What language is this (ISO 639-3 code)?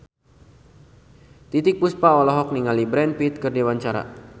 sun